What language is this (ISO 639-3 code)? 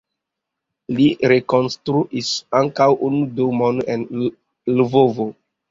epo